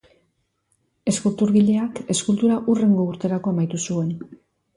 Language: Basque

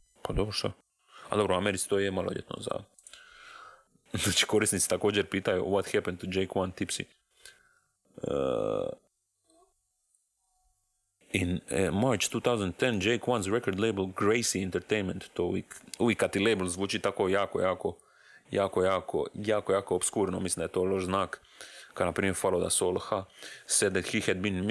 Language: Croatian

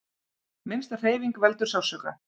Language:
Icelandic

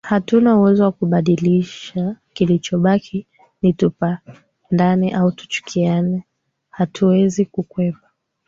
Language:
Swahili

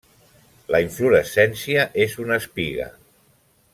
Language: Catalan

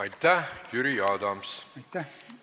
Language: Estonian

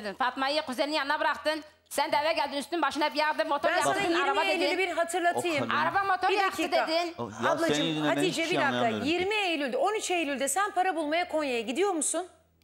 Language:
Turkish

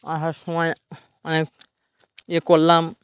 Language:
Bangla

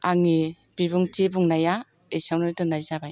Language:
Bodo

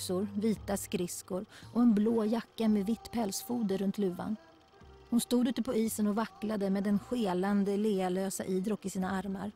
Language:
Swedish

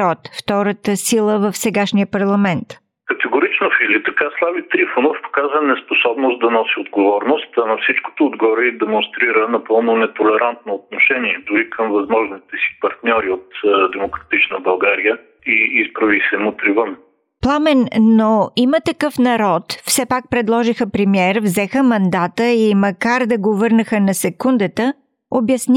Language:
Bulgarian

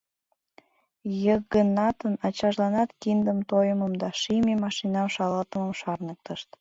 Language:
Mari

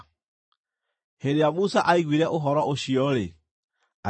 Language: Kikuyu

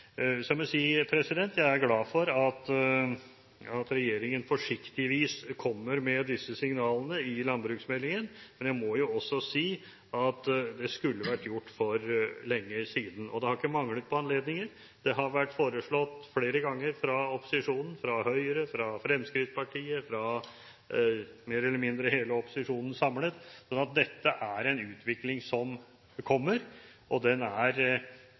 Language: Norwegian Bokmål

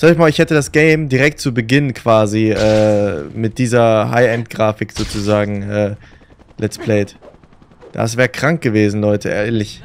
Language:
German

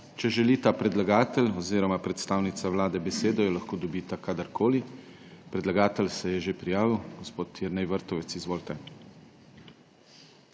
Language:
Slovenian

